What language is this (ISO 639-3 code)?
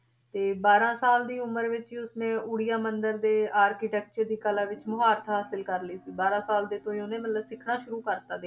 pan